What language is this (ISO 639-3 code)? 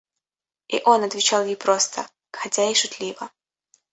rus